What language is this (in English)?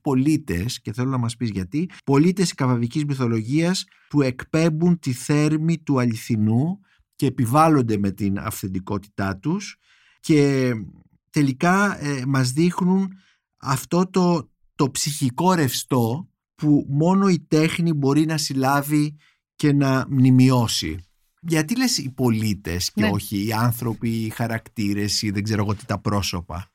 Greek